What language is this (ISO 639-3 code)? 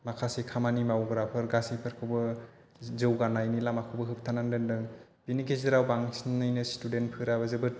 brx